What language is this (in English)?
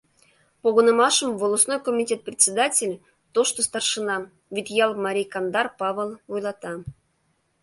Mari